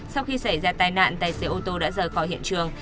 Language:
Vietnamese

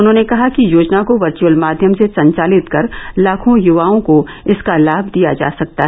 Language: Hindi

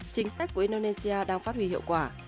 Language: Vietnamese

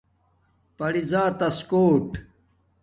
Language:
Domaaki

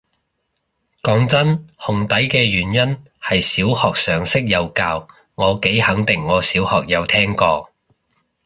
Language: Cantonese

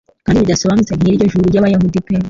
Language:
Kinyarwanda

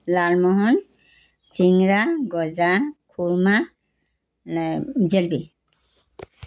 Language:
Assamese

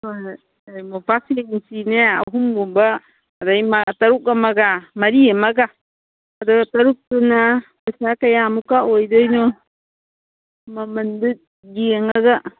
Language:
Manipuri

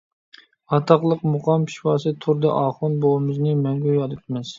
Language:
Uyghur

